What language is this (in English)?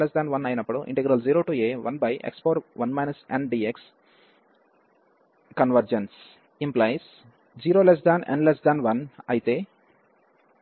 Telugu